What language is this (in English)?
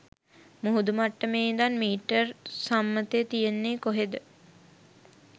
Sinhala